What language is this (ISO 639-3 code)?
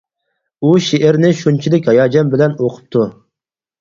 uig